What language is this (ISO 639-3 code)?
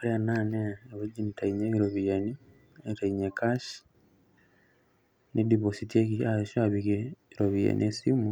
mas